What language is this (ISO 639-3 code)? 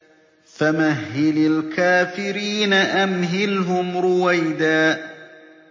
ara